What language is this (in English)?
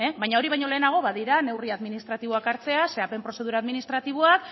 Basque